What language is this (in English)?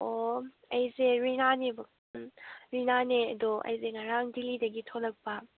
Manipuri